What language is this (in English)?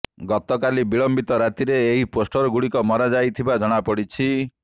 Odia